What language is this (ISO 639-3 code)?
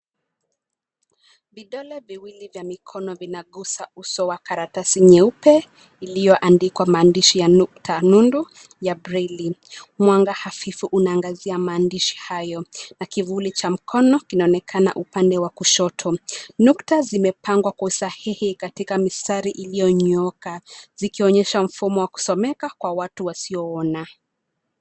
swa